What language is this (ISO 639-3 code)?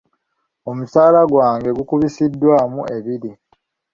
lug